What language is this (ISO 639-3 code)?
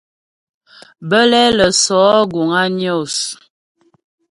bbj